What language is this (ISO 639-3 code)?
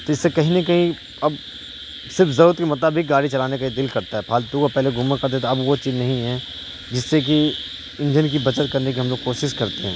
urd